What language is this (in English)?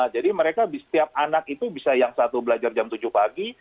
Indonesian